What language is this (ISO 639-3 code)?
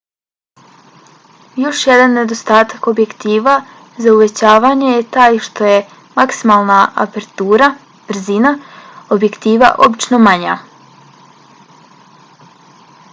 bos